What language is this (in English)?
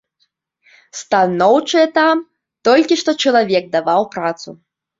Belarusian